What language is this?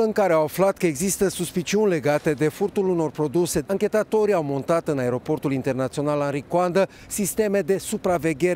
Romanian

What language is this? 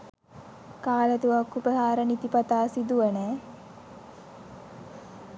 Sinhala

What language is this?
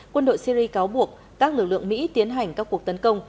Vietnamese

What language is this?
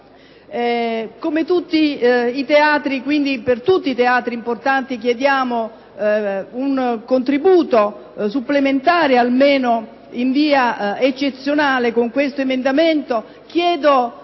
Italian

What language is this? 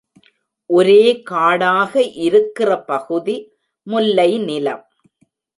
Tamil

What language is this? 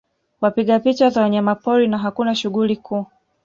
Swahili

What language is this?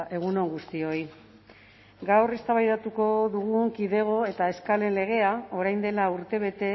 Basque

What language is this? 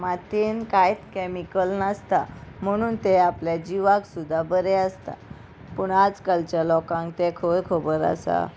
Konkani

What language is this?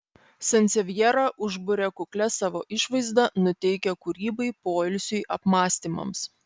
Lithuanian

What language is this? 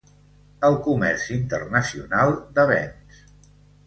Catalan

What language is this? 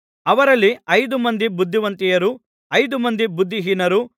Kannada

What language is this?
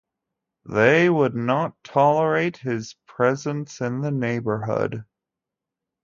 English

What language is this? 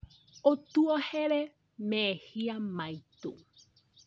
Kikuyu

